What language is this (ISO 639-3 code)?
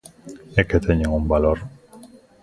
glg